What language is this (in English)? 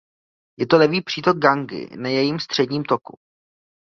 Czech